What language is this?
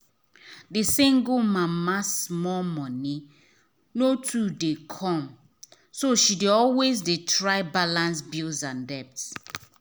Nigerian Pidgin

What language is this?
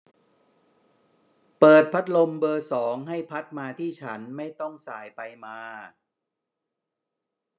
Thai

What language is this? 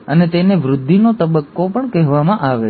Gujarati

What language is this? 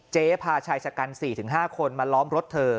Thai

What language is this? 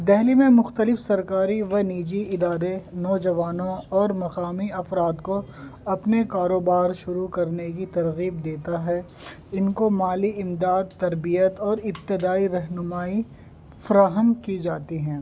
Urdu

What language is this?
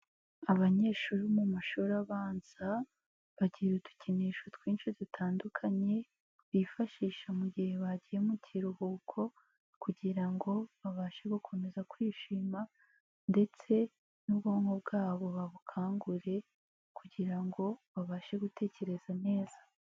Kinyarwanda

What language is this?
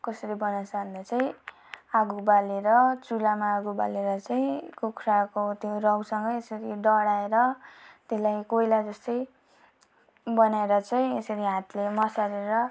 Nepali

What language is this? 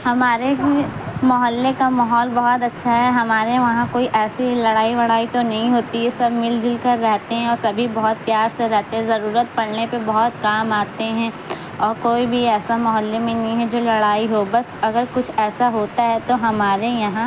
Urdu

